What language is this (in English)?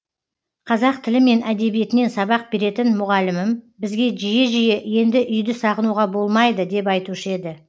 Kazakh